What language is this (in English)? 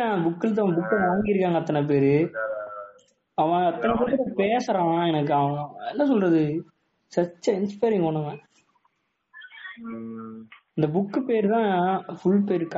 Tamil